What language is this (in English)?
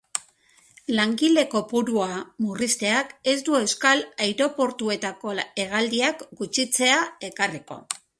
Basque